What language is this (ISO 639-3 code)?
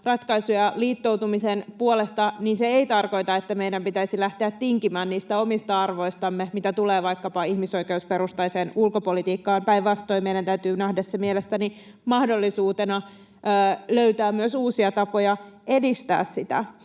fin